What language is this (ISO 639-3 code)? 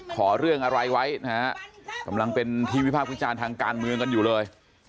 tha